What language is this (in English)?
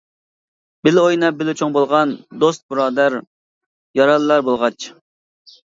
Uyghur